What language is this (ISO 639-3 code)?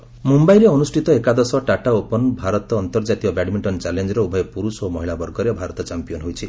ori